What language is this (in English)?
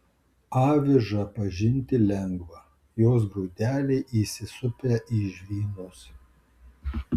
Lithuanian